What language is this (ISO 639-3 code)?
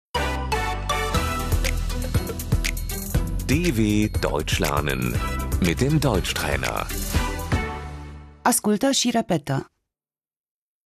ron